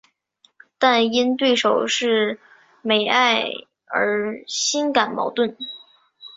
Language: Chinese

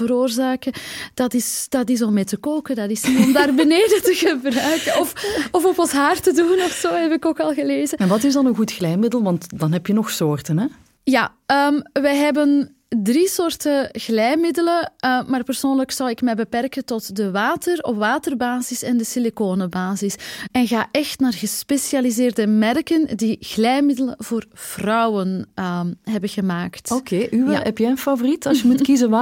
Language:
Dutch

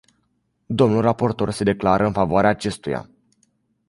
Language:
Romanian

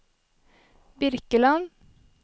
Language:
Norwegian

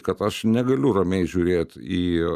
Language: Lithuanian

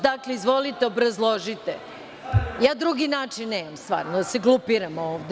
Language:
Serbian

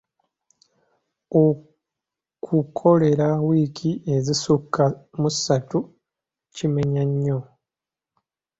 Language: Ganda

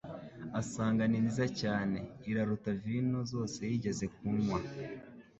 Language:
Kinyarwanda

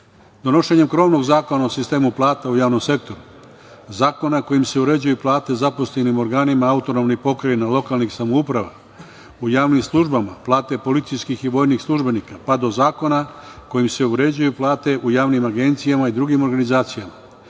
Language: Serbian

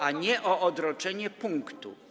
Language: Polish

